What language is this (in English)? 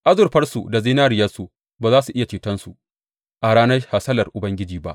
Hausa